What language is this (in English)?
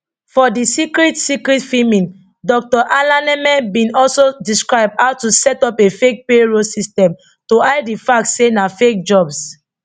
Nigerian Pidgin